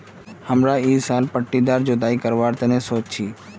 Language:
Magahi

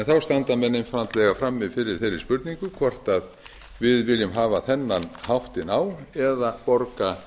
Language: Icelandic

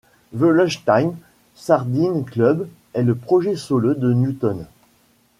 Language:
French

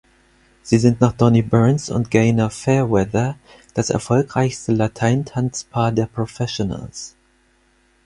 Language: German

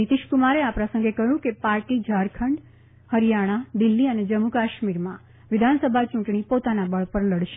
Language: Gujarati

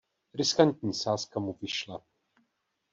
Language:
Czech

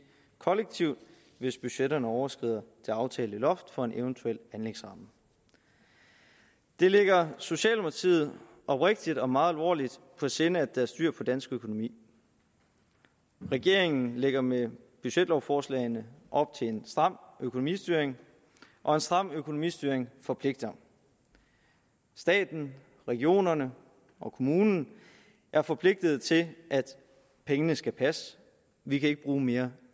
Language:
Danish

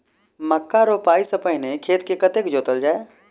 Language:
Maithili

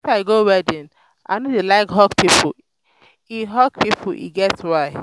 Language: Nigerian Pidgin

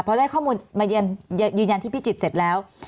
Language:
Thai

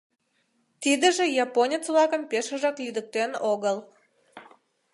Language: Mari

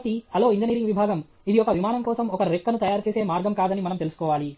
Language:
Telugu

